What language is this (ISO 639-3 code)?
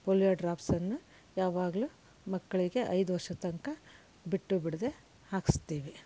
kan